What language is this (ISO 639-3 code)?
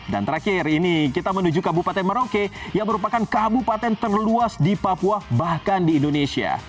ind